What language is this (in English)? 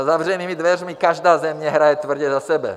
Czech